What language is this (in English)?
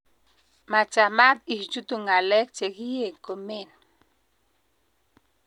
Kalenjin